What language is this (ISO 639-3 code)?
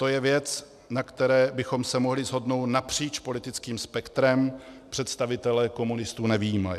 ces